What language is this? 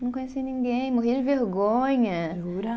Portuguese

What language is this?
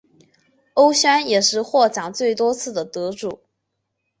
Chinese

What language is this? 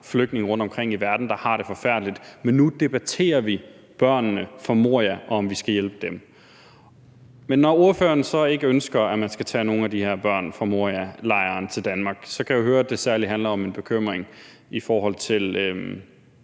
Danish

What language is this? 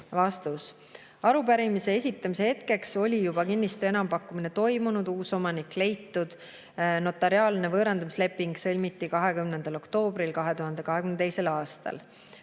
Estonian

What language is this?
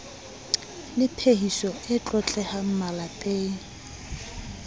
Southern Sotho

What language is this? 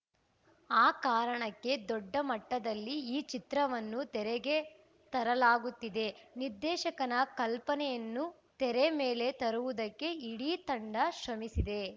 Kannada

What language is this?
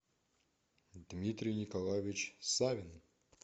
Russian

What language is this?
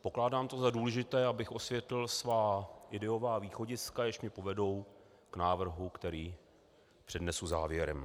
Czech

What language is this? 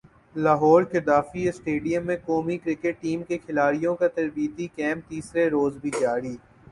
Urdu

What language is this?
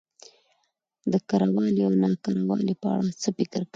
Pashto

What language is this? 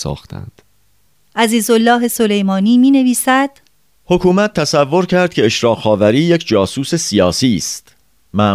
Persian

